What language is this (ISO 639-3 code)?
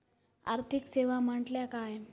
mar